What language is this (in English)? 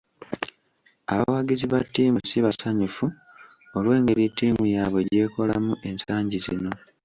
Ganda